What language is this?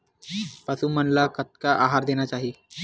Chhattisgarhi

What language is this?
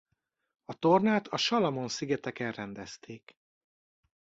Hungarian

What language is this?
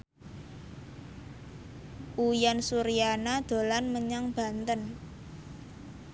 Javanese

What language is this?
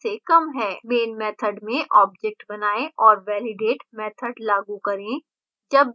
Hindi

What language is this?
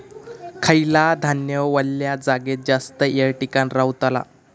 Marathi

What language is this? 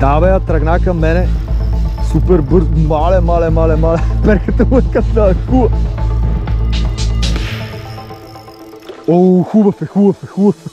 Bulgarian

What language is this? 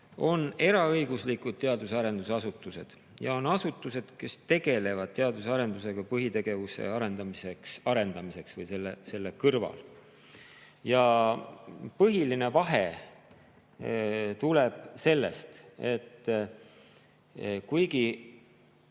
Estonian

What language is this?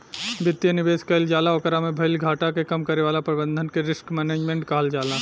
Bhojpuri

